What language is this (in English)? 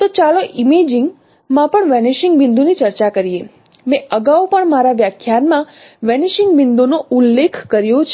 Gujarati